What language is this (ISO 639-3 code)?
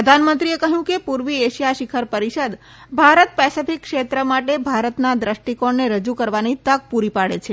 guj